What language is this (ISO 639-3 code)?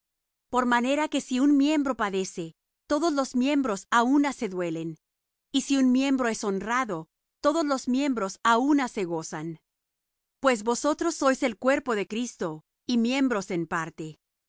spa